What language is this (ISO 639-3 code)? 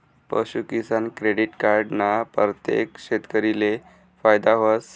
mar